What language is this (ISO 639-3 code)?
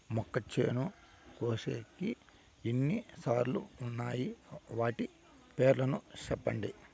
tel